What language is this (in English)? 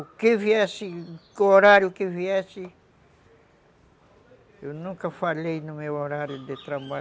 Portuguese